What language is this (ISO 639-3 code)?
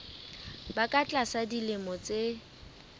sot